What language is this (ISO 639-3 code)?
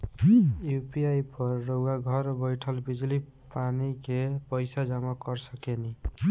bho